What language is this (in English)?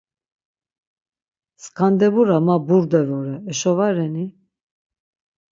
Laz